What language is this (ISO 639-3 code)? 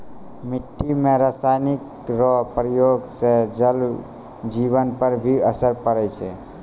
mai